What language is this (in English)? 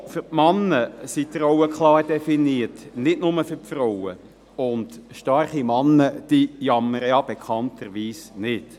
Swiss German